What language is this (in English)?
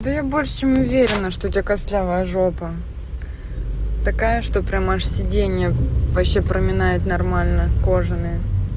Russian